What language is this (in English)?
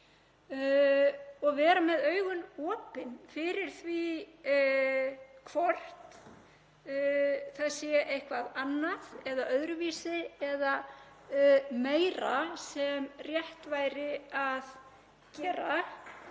Icelandic